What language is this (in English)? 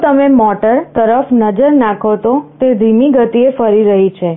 Gujarati